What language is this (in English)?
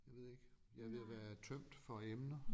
Danish